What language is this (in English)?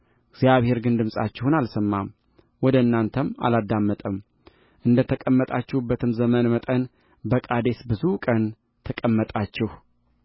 Amharic